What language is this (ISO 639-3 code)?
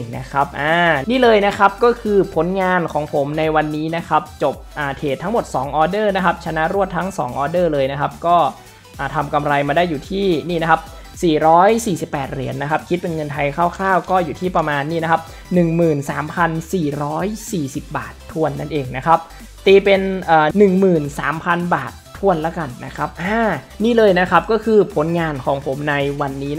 tha